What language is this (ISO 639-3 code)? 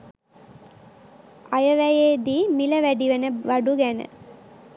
sin